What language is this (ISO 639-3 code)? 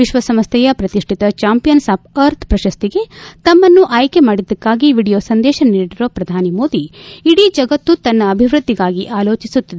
kan